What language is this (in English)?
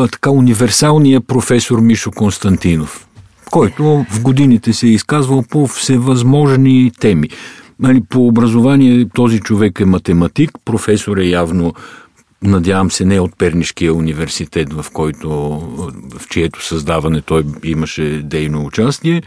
Bulgarian